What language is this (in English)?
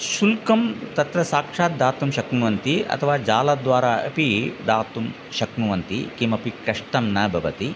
Sanskrit